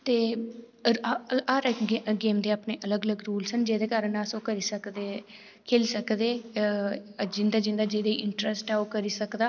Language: Dogri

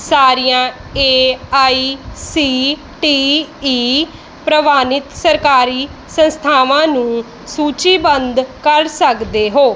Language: Punjabi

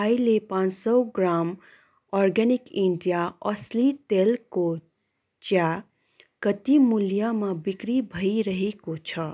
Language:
Nepali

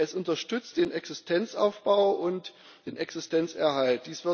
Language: German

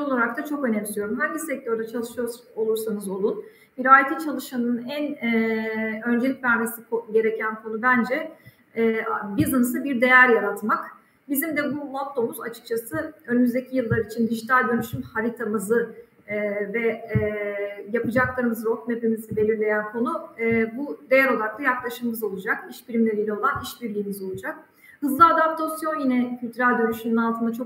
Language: Turkish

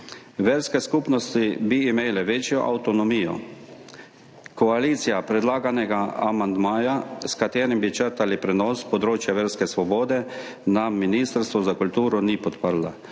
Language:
Slovenian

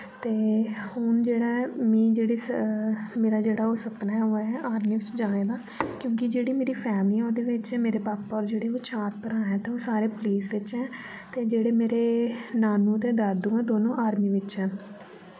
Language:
Dogri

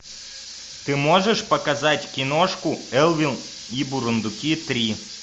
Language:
Russian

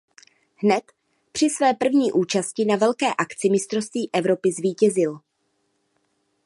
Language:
Czech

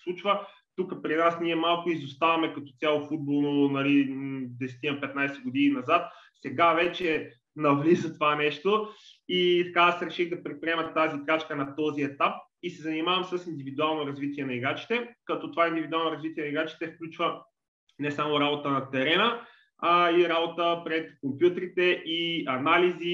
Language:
Bulgarian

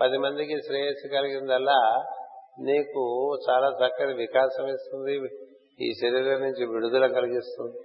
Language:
Telugu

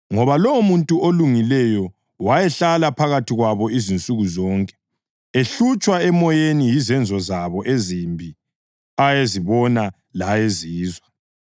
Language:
North Ndebele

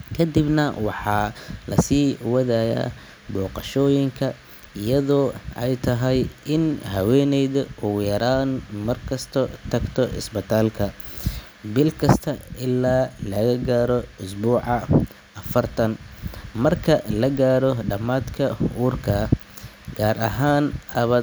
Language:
Somali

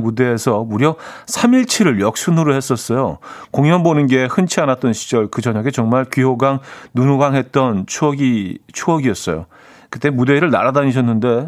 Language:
Korean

